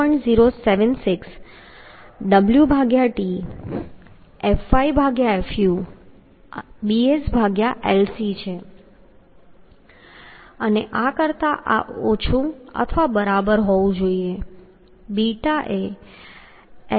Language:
Gujarati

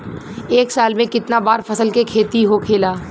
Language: Bhojpuri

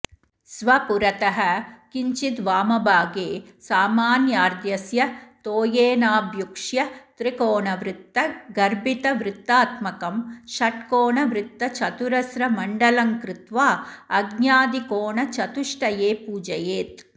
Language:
Sanskrit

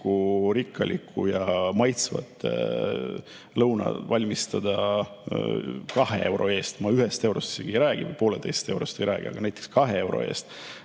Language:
Estonian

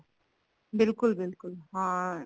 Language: Punjabi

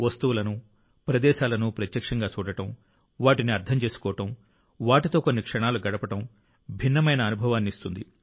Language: Telugu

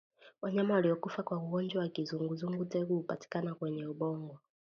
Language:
Swahili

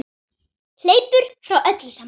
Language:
Icelandic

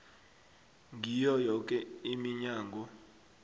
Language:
South Ndebele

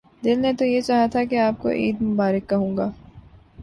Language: Urdu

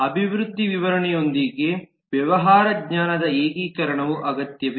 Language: Kannada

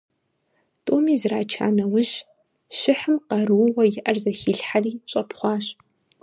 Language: Kabardian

